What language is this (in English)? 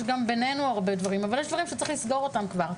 Hebrew